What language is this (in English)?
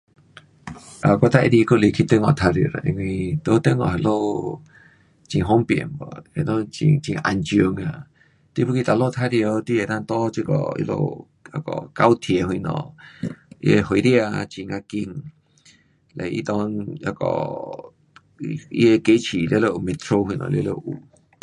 Pu-Xian Chinese